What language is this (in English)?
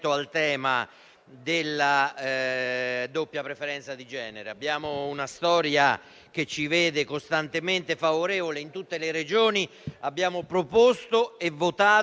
Italian